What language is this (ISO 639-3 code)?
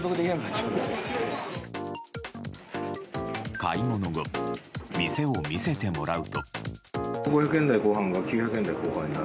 jpn